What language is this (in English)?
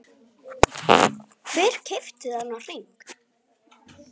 Icelandic